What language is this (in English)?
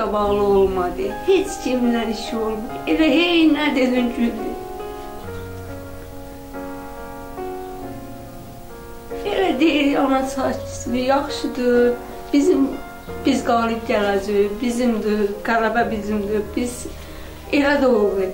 Turkish